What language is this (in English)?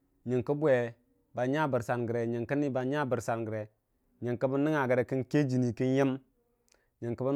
Dijim-Bwilim